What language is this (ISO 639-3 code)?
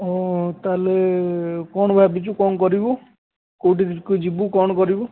ori